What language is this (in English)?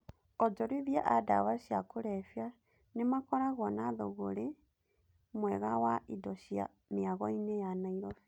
Kikuyu